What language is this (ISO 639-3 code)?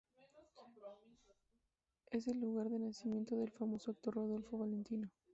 spa